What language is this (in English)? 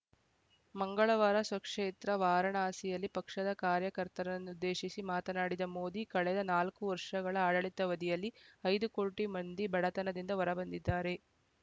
Kannada